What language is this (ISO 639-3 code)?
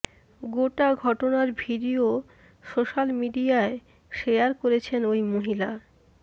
ben